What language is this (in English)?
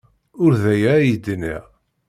Kabyle